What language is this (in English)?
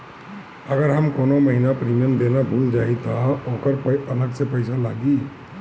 Bhojpuri